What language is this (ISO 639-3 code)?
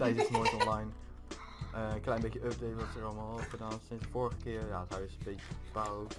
nld